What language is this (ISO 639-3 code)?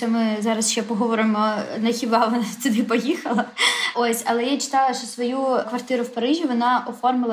ukr